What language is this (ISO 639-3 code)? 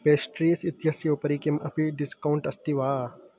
san